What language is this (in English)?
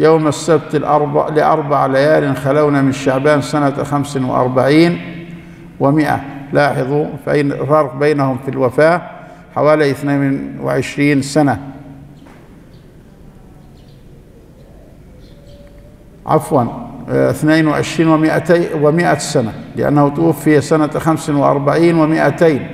Arabic